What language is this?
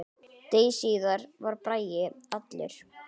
Icelandic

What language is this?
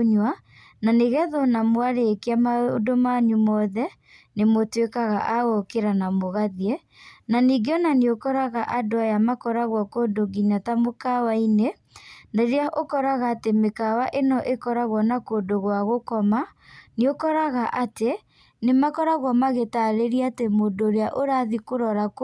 Kikuyu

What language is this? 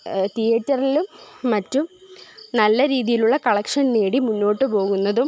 Malayalam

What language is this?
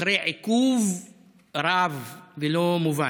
Hebrew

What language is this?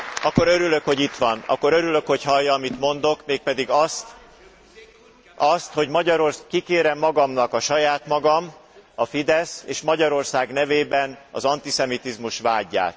Hungarian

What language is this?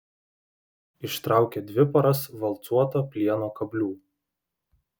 Lithuanian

